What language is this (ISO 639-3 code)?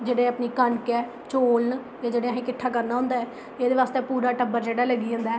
doi